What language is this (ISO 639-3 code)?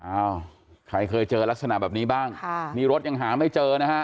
tha